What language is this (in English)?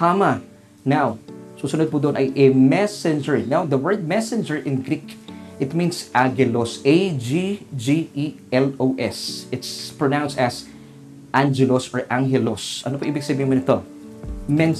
Filipino